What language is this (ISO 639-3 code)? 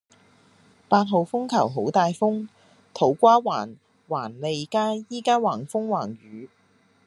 yue